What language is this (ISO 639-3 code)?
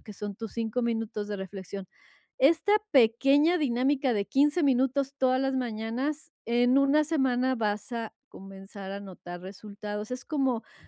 spa